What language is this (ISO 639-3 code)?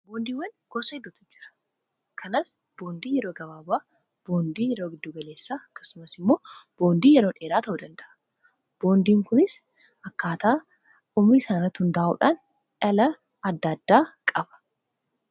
orm